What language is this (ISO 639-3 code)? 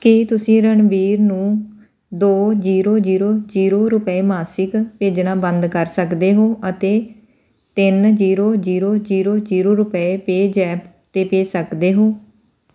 pan